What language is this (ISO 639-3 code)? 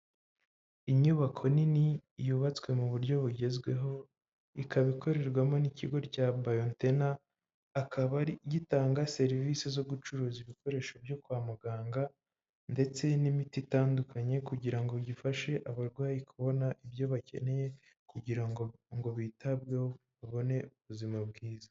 kin